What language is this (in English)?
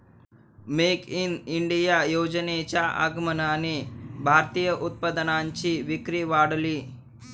Marathi